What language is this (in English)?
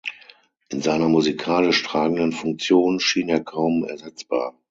German